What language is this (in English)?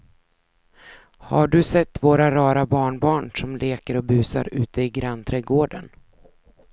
Swedish